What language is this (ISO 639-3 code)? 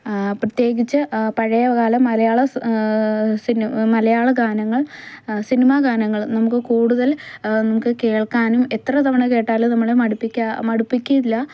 mal